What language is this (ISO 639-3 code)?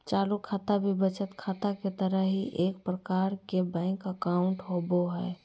mag